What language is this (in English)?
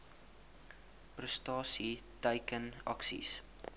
Afrikaans